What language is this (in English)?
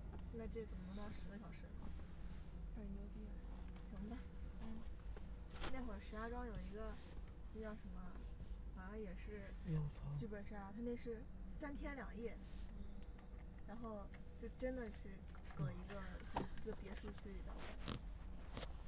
Chinese